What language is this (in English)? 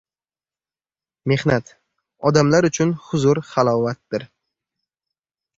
Uzbek